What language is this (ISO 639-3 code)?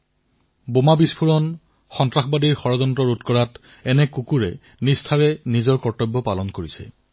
asm